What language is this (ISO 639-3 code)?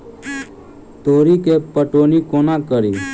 mai